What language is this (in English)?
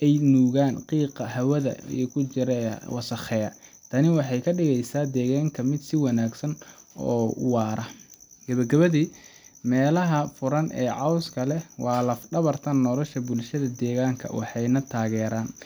Somali